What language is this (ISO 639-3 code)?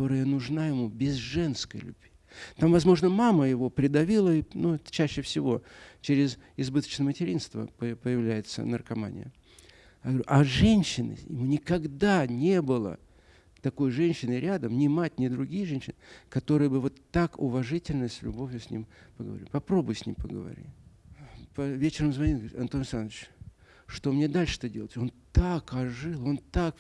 rus